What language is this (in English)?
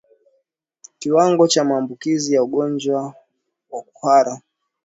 Swahili